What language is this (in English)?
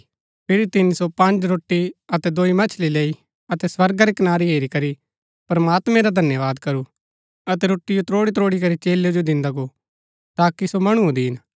Gaddi